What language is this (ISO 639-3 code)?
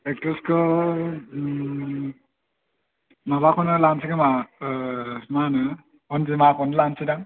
brx